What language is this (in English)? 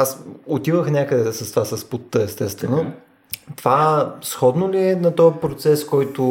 Bulgarian